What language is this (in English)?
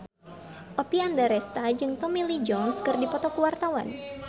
Sundanese